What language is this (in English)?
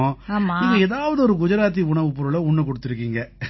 Tamil